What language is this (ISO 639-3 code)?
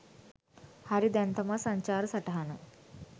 sin